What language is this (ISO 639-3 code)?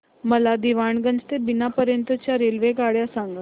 mar